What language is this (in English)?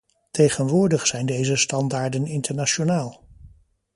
Dutch